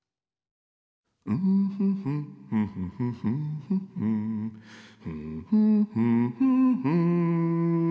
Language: Japanese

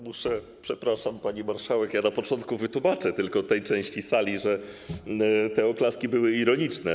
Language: Polish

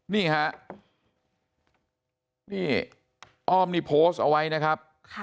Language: Thai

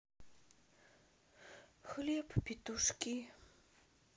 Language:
Russian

